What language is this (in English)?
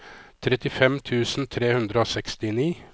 Norwegian